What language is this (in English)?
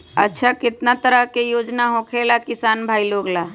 Magahi